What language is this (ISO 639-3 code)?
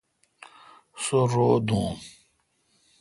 xka